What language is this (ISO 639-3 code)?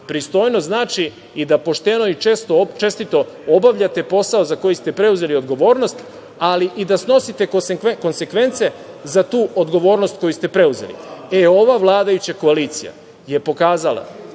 srp